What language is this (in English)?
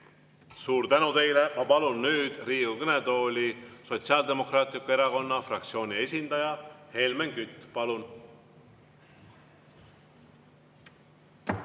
Estonian